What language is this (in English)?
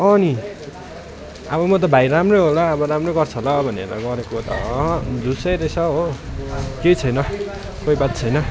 Nepali